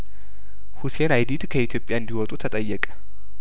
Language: Amharic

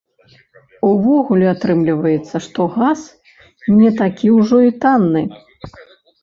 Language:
Belarusian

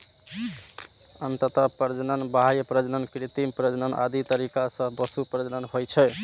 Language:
Maithili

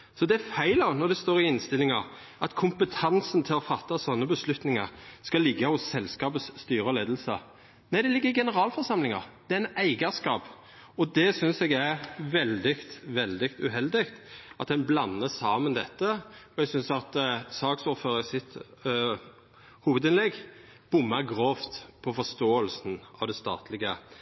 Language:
Norwegian Nynorsk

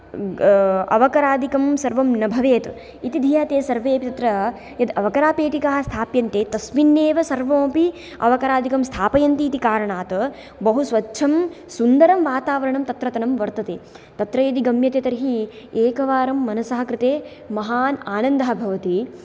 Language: Sanskrit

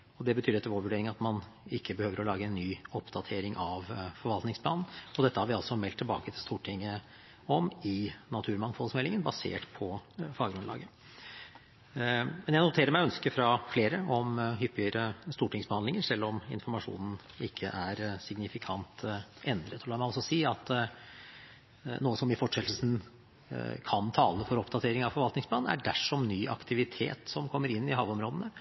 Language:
Norwegian Bokmål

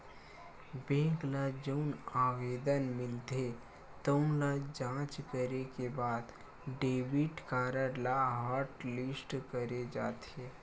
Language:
Chhattisgarhi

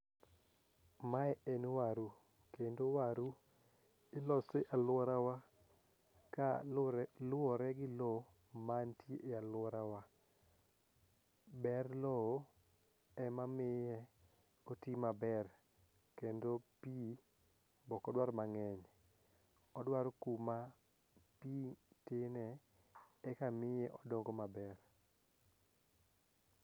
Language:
Luo (Kenya and Tanzania)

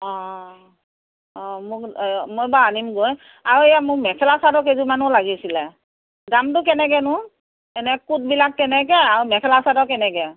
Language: Assamese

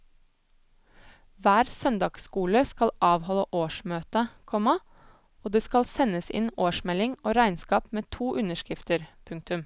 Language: Norwegian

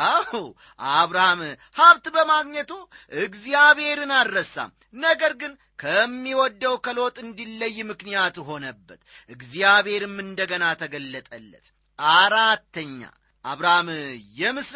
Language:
Amharic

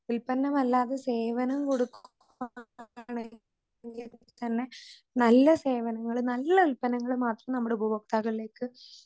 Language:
Malayalam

